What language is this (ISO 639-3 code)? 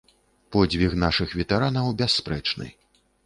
bel